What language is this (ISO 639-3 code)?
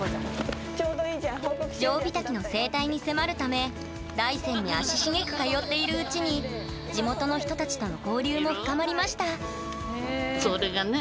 jpn